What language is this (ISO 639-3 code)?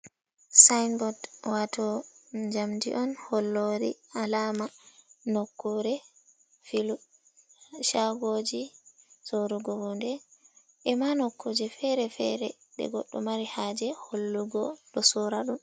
ful